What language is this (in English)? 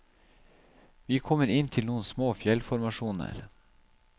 Norwegian